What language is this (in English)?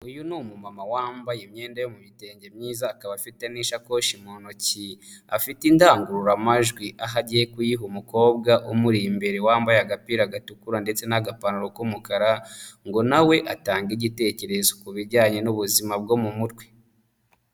Kinyarwanda